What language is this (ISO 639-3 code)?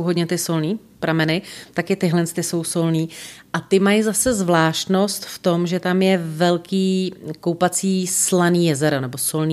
ces